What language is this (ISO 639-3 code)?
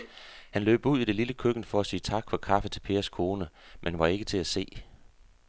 dan